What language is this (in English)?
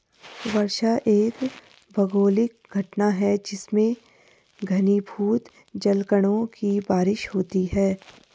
Hindi